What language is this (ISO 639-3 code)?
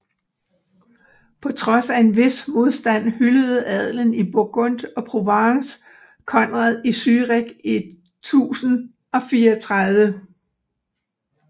dan